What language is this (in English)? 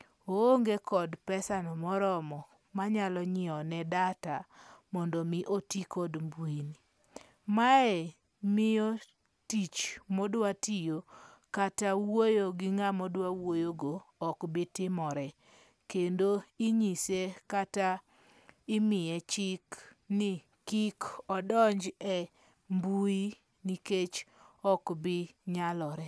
Luo (Kenya and Tanzania)